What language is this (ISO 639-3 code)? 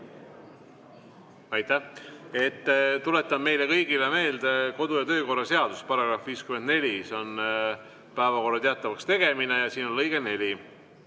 est